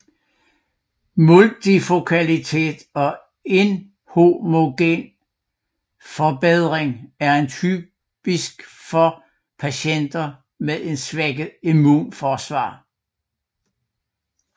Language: Danish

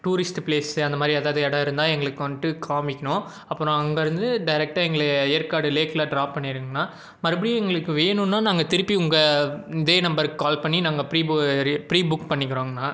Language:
Tamil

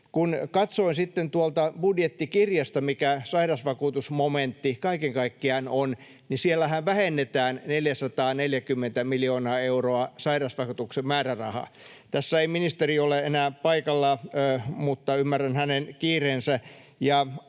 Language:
Finnish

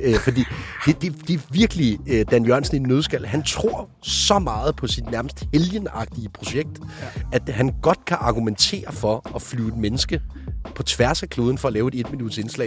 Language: Danish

